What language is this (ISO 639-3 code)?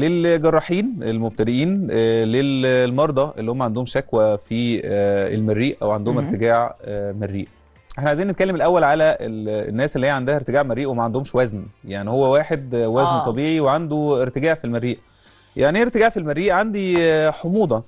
ara